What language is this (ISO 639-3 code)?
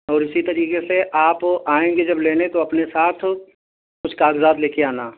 urd